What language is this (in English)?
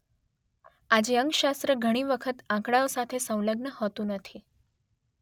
Gujarati